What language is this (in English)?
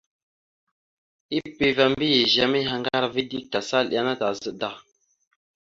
Mada (Cameroon)